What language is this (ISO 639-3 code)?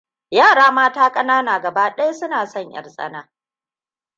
hau